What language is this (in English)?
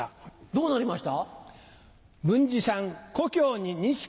Japanese